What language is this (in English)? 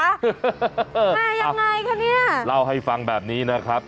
Thai